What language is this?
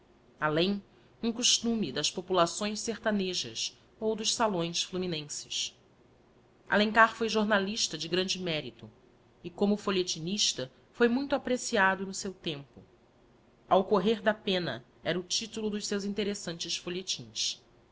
Portuguese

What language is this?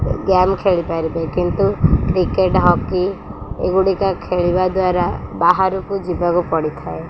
Odia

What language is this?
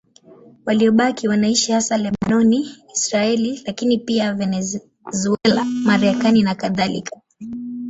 Swahili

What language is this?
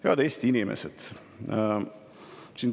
Estonian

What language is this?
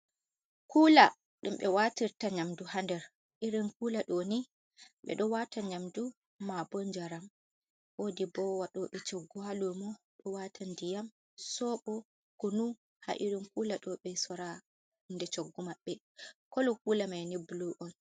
Fula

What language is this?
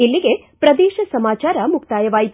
Kannada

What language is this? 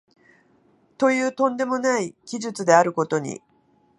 Japanese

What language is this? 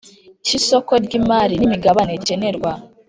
Kinyarwanda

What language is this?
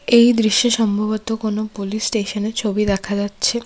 Bangla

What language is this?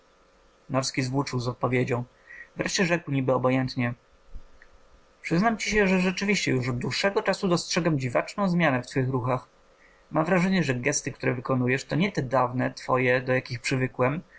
Polish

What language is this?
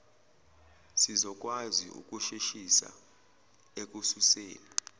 Zulu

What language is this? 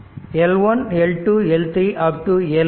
Tamil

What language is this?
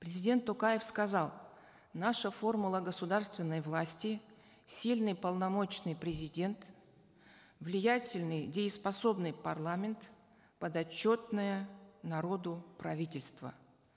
Kazakh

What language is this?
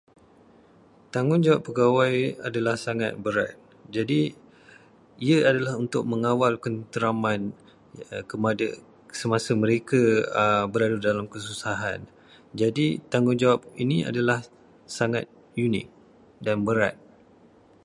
Malay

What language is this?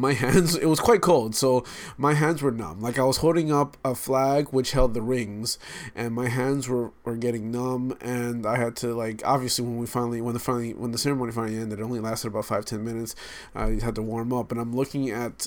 English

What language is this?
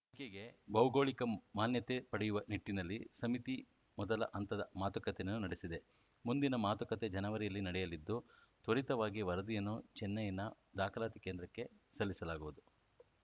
Kannada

